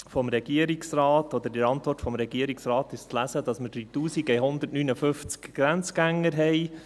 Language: Swiss German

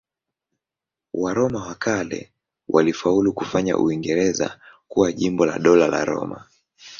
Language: Swahili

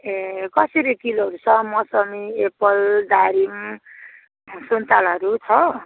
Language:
Nepali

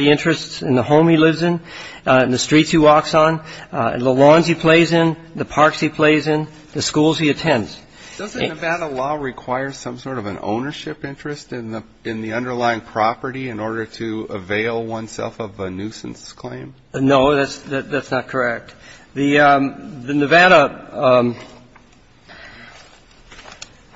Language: English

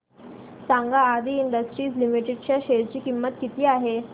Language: Marathi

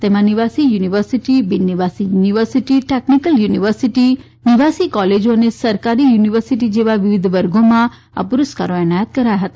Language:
Gujarati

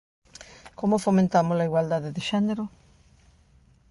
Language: Galician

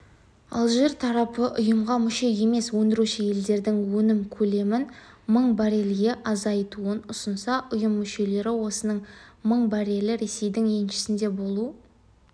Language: Kazakh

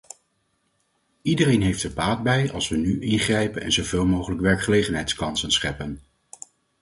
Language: Dutch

